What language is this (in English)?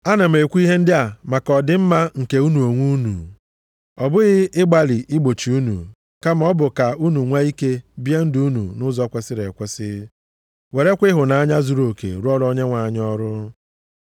Igbo